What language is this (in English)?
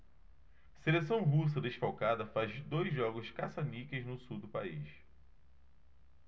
Portuguese